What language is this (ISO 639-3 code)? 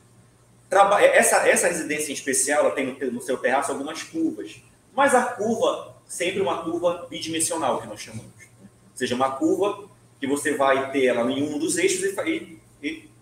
por